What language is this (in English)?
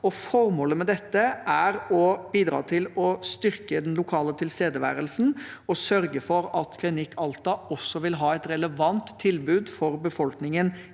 Norwegian